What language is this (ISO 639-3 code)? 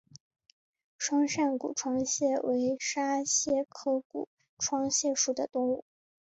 zho